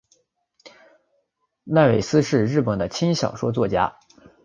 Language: Chinese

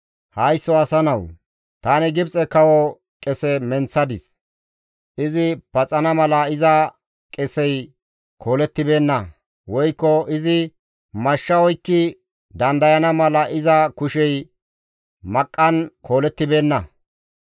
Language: Gamo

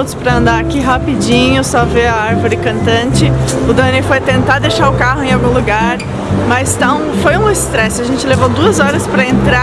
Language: Portuguese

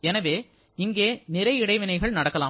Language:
Tamil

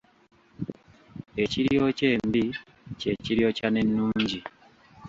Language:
Ganda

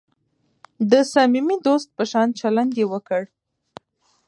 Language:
Pashto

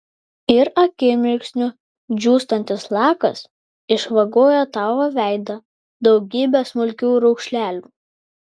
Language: Lithuanian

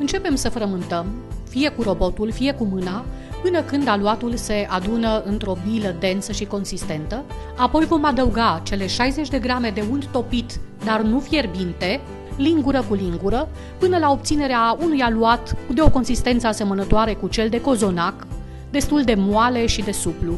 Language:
Romanian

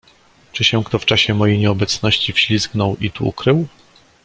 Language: Polish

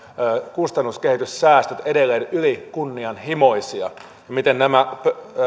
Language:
Finnish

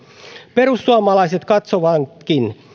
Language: Finnish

